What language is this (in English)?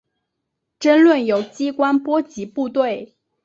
Chinese